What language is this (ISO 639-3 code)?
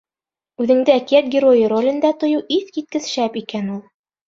bak